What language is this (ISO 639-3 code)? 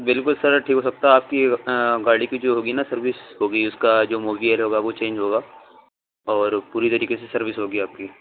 urd